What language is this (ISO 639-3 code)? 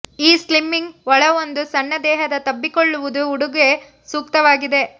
kan